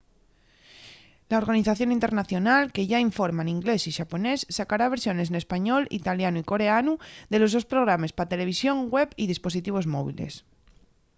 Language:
Asturian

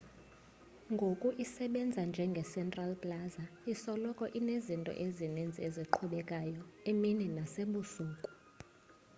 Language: Xhosa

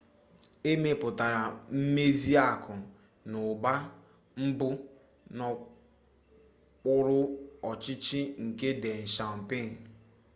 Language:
Igbo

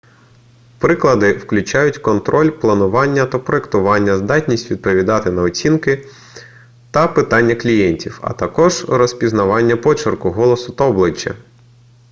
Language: Ukrainian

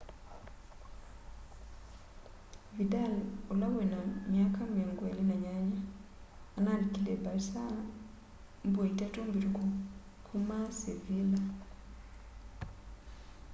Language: Kamba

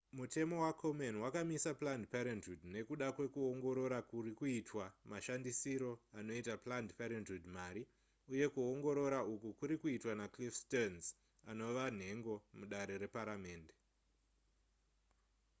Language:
Shona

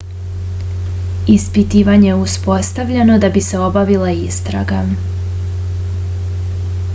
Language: Serbian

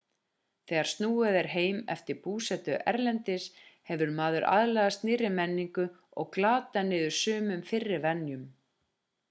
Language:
Icelandic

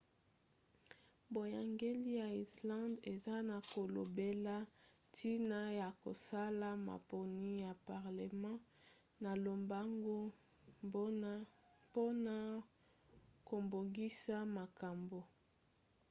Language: Lingala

